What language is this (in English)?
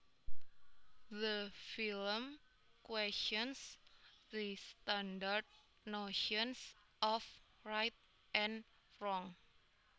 Javanese